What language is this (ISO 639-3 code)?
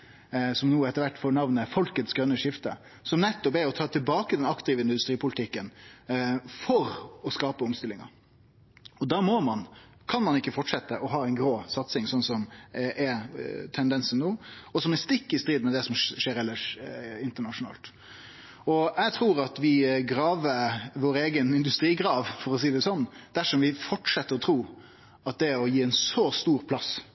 nno